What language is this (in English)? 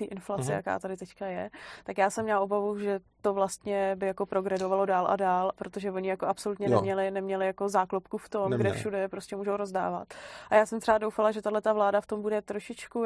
Czech